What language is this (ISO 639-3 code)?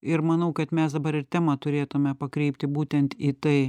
lit